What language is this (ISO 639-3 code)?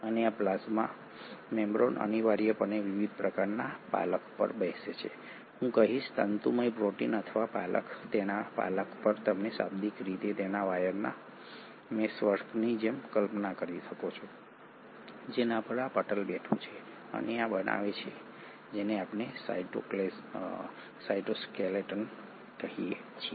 guj